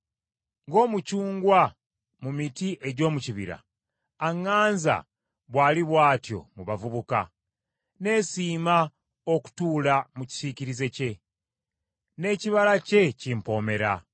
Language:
Ganda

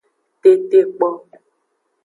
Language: Aja (Benin)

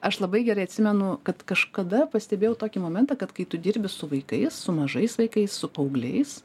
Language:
Lithuanian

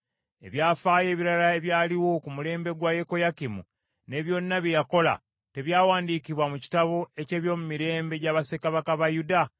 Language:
Ganda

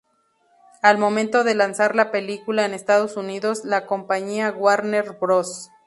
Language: Spanish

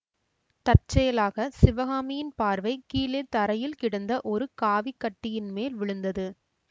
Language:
Tamil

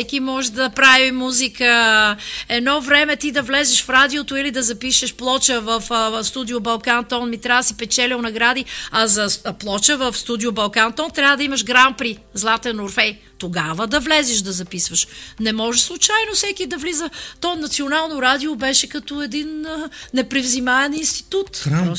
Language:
Bulgarian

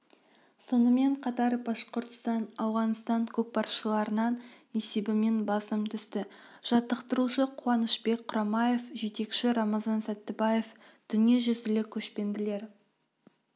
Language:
Kazakh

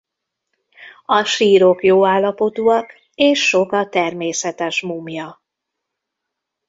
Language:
Hungarian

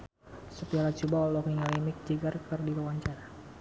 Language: Sundanese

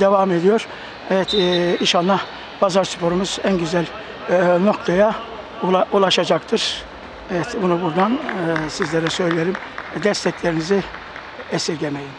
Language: Turkish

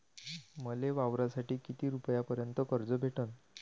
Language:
Marathi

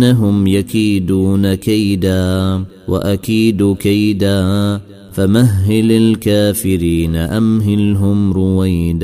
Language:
Arabic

